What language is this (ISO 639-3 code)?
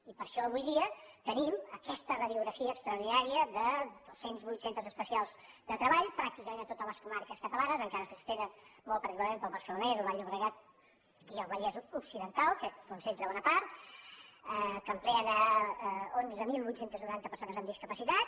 cat